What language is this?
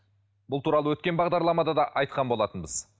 Kazakh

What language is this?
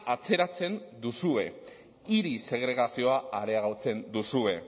Basque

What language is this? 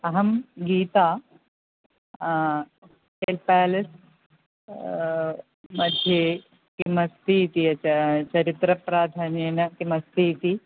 Sanskrit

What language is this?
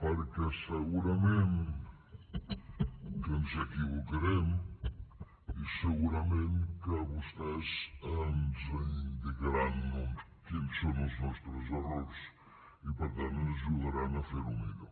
Catalan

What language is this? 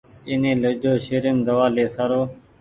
Goaria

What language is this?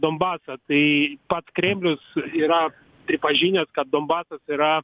Lithuanian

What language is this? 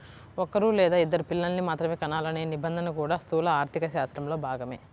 Telugu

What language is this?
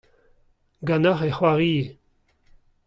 Breton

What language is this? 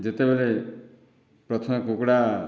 Odia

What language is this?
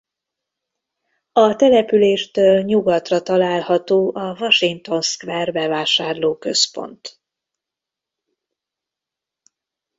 Hungarian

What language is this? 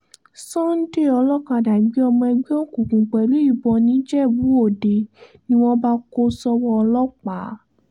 Yoruba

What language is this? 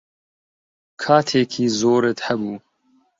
Central Kurdish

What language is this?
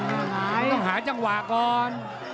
Thai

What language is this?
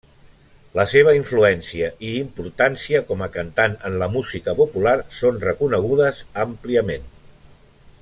Catalan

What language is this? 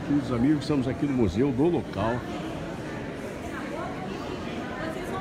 Portuguese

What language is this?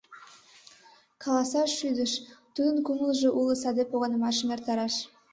Mari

